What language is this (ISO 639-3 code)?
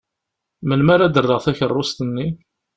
kab